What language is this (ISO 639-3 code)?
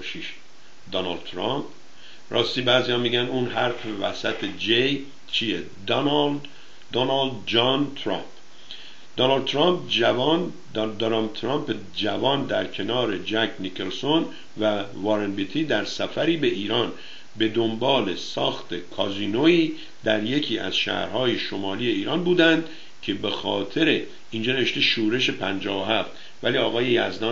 fas